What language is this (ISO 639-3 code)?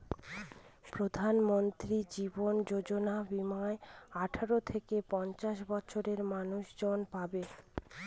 ben